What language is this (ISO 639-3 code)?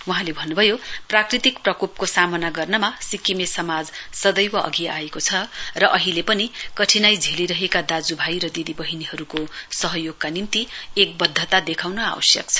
nep